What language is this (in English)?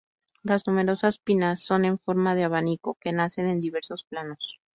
Spanish